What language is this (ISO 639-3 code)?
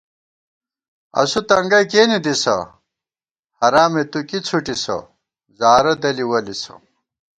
gwt